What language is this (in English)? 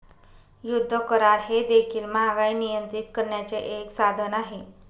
Marathi